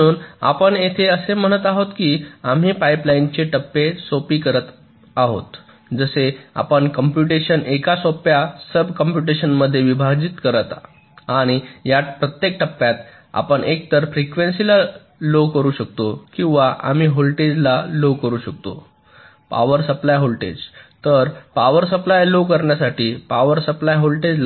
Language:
Marathi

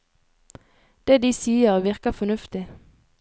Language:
Norwegian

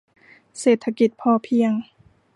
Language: Thai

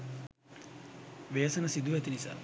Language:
Sinhala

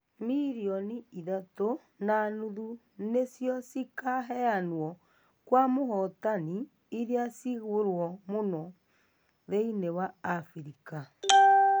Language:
Kikuyu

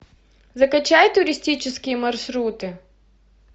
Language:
Russian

